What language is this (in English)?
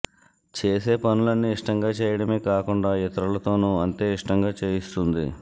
Telugu